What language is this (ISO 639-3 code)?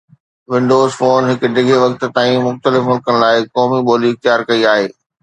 snd